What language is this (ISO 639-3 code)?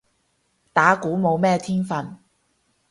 yue